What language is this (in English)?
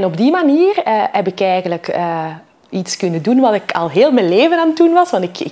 Dutch